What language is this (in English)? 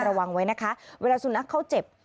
Thai